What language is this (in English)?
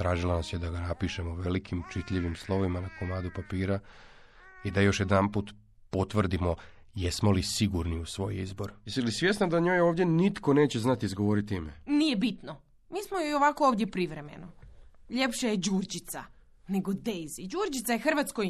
Croatian